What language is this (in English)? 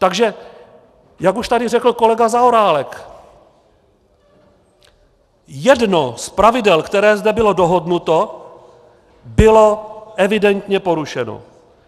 Czech